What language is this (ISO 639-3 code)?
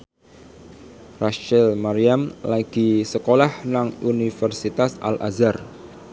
jav